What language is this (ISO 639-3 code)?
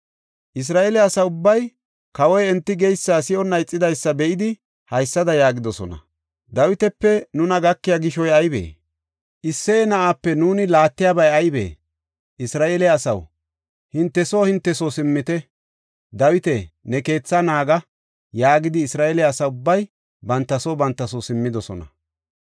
gof